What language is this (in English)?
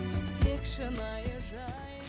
Kazakh